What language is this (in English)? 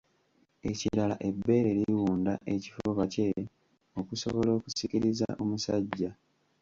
Ganda